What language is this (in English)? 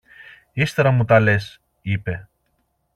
Greek